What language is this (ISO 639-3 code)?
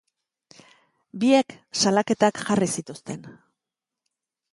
eus